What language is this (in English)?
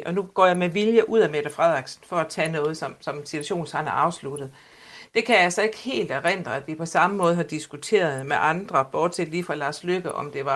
Danish